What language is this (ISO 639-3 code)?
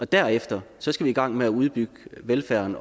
dan